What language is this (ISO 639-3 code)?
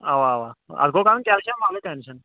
kas